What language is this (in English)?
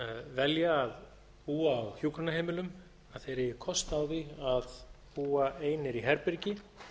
Icelandic